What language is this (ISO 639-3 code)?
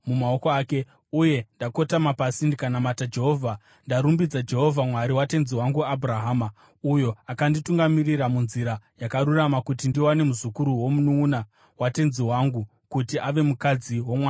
sna